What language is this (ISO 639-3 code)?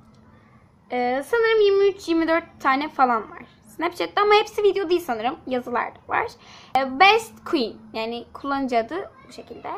tur